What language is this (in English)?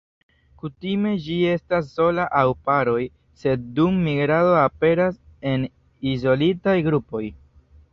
Esperanto